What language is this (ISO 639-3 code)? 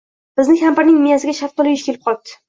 uzb